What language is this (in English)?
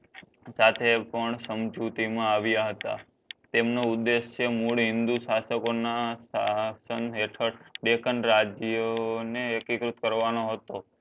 Gujarati